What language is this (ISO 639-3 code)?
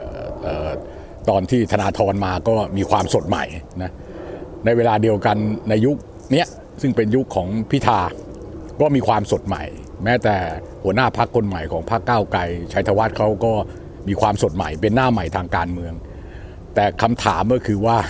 tha